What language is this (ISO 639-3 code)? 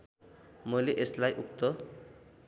nep